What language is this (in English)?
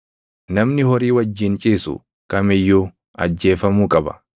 Oromo